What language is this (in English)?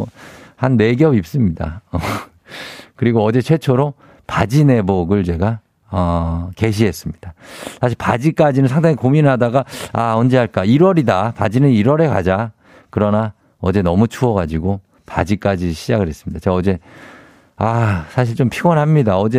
Korean